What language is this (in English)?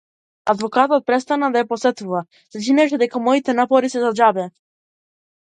Macedonian